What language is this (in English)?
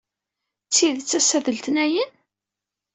Kabyle